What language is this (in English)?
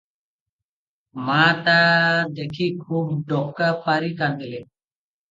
Odia